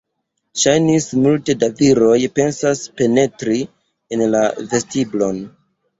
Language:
Esperanto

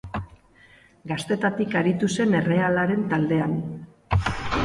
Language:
Basque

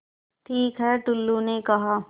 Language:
Hindi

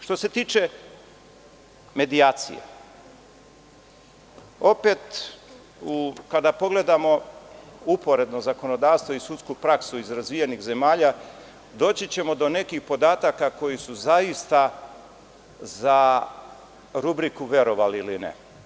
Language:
Serbian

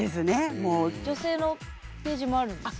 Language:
Japanese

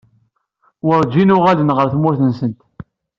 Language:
Kabyle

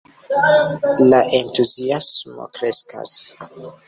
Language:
Esperanto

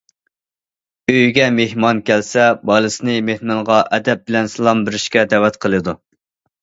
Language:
Uyghur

